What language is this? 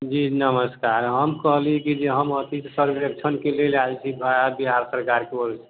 Maithili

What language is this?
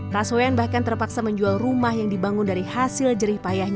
Indonesian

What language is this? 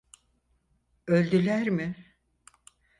Turkish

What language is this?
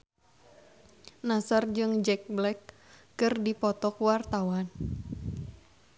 Sundanese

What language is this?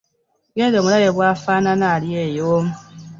Ganda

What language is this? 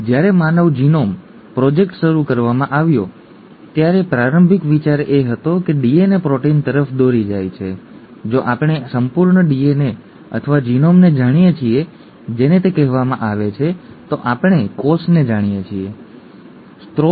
Gujarati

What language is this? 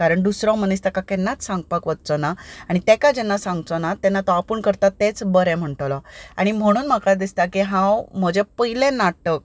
Konkani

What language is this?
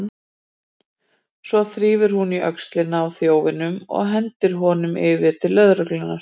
Icelandic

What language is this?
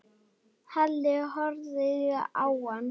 Icelandic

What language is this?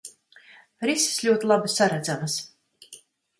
Latvian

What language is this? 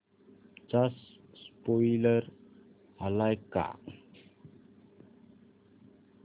Marathi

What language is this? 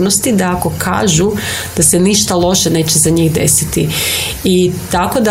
Croatian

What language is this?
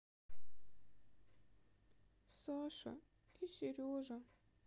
Russian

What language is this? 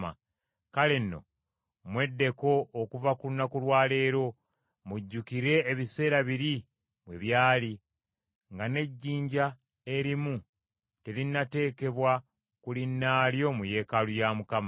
Ganda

